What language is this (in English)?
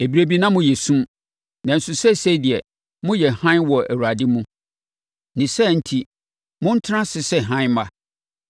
Akan